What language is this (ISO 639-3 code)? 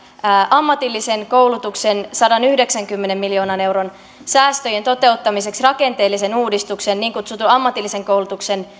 fin